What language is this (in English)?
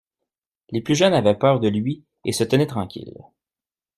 French